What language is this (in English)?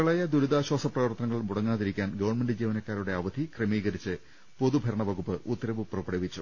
Malayalam